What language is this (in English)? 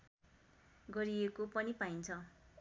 Nepali